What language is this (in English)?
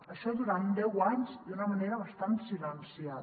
Catalan